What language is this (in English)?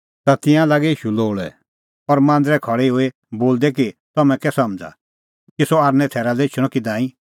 Kullu Pahari